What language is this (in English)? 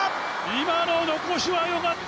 Japanese